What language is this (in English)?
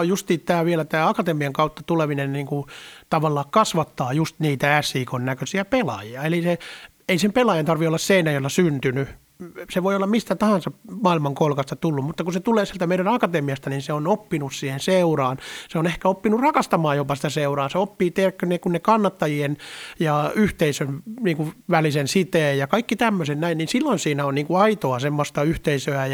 Finnish